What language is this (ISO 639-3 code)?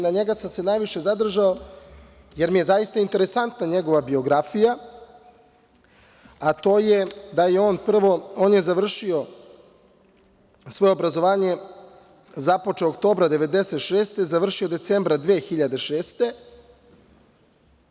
srp